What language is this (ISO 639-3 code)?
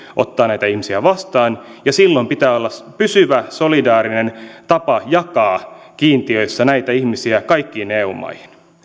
fin